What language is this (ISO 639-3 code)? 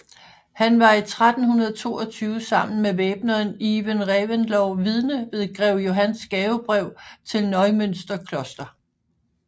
dan